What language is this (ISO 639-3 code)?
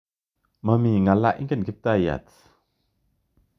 kln